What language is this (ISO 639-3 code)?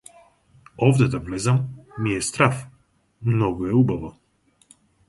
mkd